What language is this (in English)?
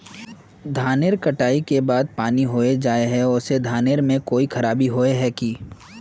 Magahi